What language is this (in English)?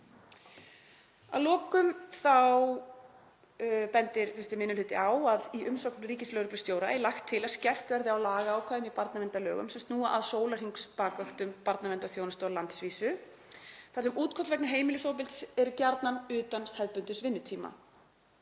Icelandic